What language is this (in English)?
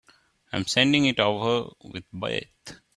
English